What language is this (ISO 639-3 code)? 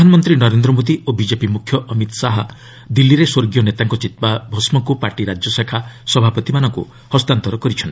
ori